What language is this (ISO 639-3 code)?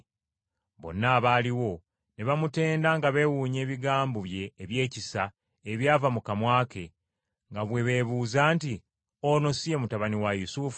lug